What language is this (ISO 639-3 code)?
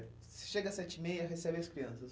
por